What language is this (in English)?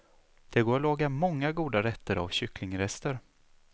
Swedish